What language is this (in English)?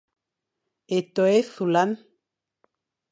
Fang